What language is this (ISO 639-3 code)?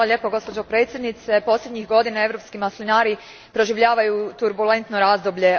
hrv